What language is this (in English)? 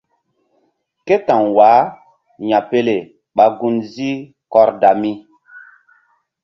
Mbum